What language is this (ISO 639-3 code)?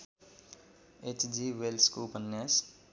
nep